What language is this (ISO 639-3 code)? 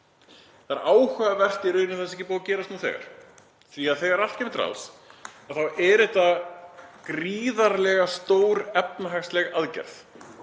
isl